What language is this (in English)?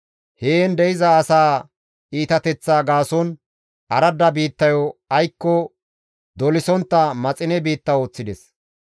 Gamo